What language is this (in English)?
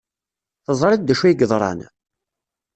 Kabyle